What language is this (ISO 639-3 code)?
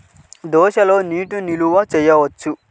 tel